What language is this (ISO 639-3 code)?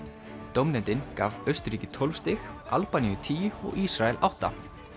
isl